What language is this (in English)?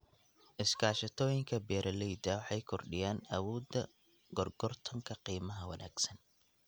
Somali